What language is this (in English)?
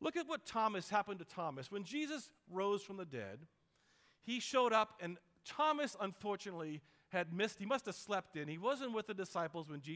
English